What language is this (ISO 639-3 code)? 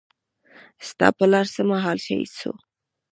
pus